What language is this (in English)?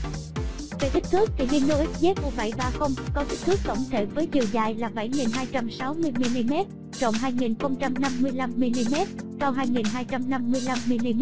Vietnamese